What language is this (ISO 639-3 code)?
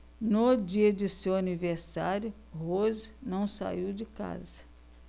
por